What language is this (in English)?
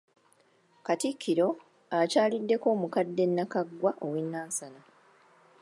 Ganda